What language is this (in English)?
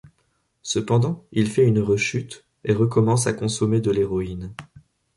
French